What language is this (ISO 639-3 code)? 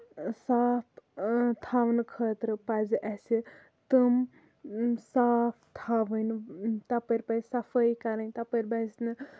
kas